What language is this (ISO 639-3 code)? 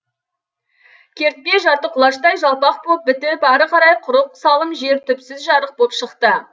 kaz